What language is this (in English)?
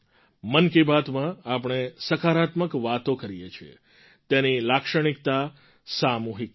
Gujarati